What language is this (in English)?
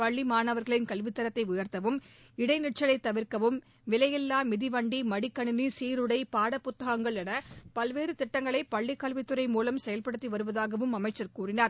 Tamil